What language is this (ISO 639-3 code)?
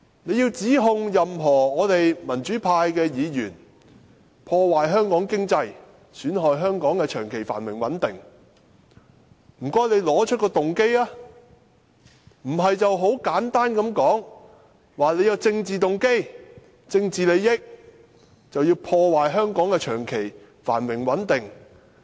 yue